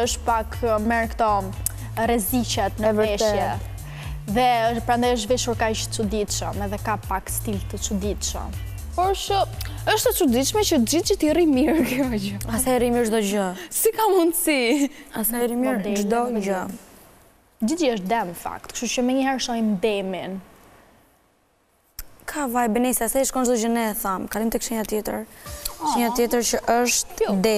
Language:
Romanian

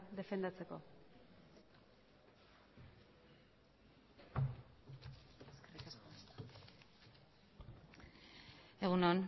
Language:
Basque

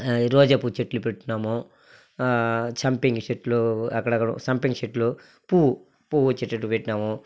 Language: Telugu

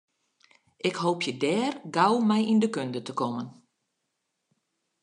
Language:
Western Frisian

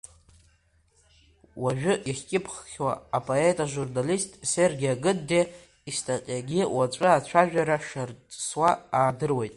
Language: Abkhazian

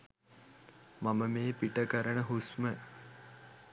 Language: Sinhala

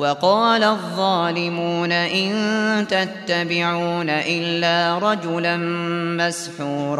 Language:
Arabic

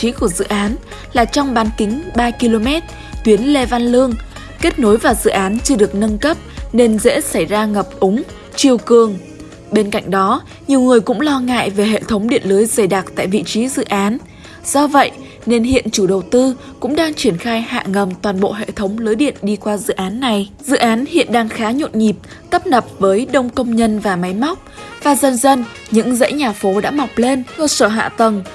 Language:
Vietnamese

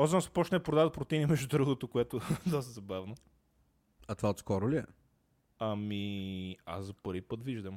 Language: Bulgarian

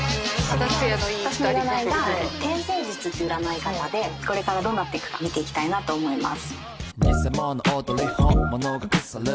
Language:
Japanese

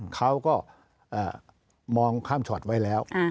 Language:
Thai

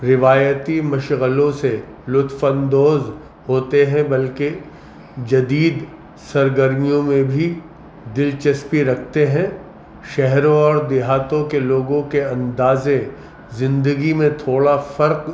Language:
Urdu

